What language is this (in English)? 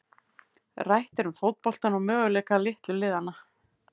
Icelandic